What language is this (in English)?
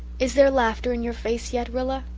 English